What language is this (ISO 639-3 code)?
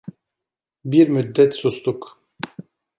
tur